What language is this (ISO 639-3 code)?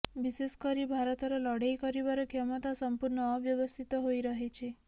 ori